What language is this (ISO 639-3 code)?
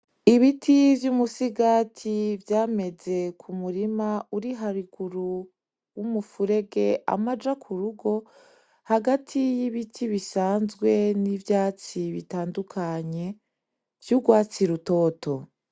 run